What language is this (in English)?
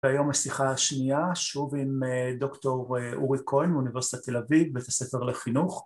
Hebrew